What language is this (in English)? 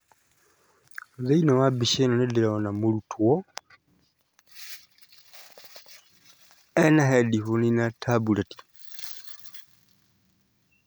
Kikuyu